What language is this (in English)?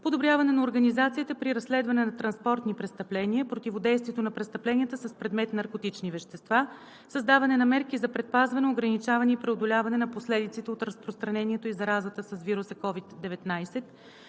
Bulgarian